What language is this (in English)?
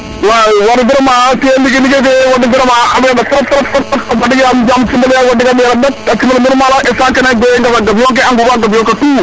Serer